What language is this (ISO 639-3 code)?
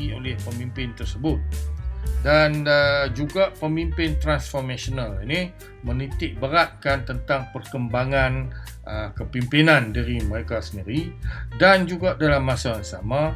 msa